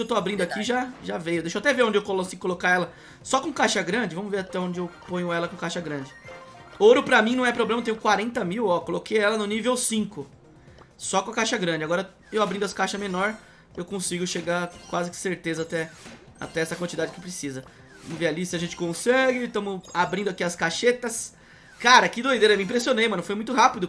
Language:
Portuguese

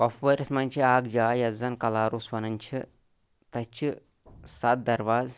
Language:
Kashmiri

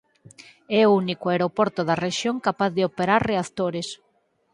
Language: Galician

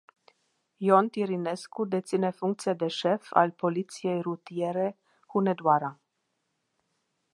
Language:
Romanian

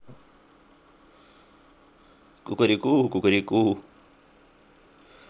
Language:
Russian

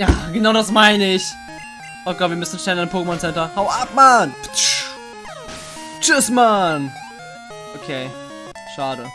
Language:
German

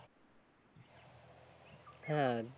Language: Bangla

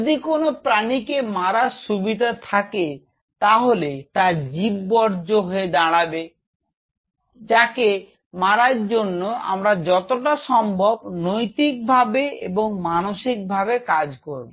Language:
Bangla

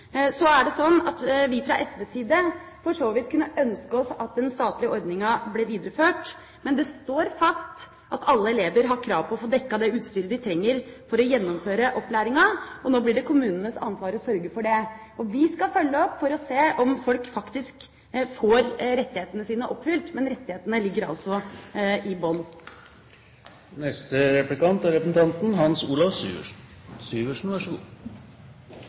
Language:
Norwegian Bokmål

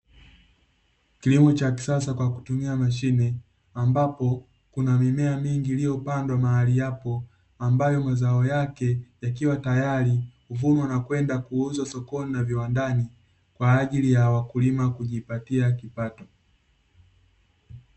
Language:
Swahili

